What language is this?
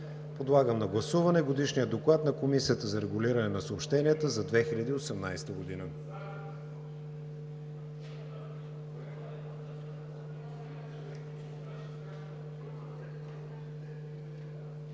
Bulgarian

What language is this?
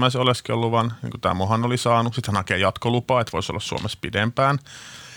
Finnish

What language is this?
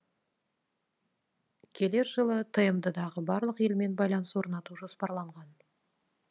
Kazakh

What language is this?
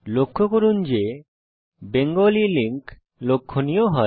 Bangla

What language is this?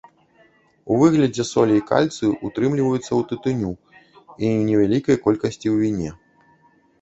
Belarusian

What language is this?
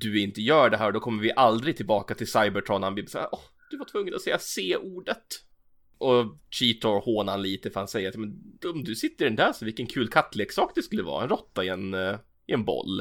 Swedish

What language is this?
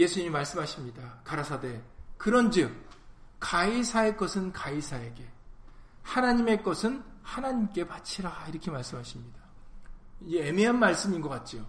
Korean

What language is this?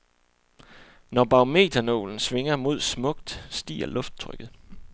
Danish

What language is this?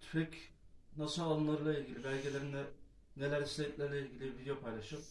Turkish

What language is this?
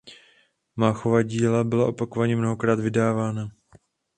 Czech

